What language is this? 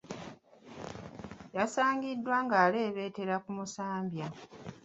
Ganda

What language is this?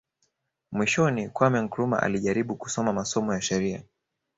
Swahili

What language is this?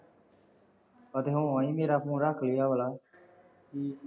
Punjabi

